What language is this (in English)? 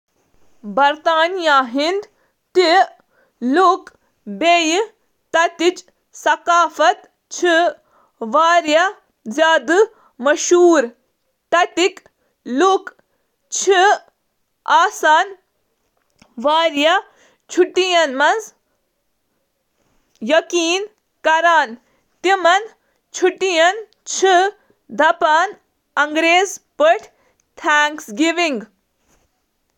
Kashmiri